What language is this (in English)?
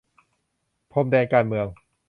Thai